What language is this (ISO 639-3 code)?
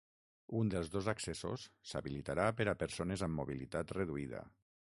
cat